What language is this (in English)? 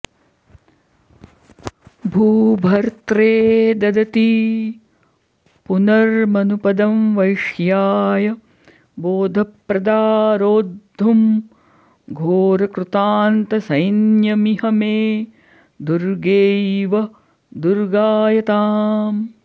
Sanskrit